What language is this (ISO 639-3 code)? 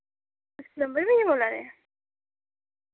doi